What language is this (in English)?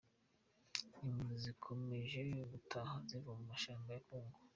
Kinyarwanda